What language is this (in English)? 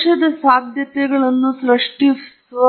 Kannada